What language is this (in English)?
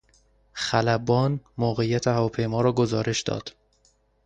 Persian